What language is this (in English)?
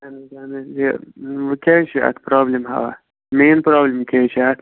Kashmiri